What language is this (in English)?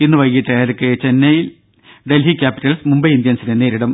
Malayalam